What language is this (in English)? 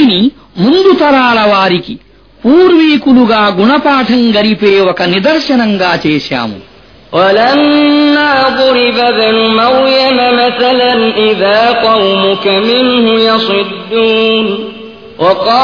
Arabic